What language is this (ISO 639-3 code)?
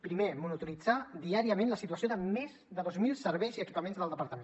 cat